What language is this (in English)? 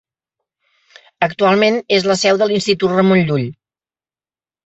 Catalan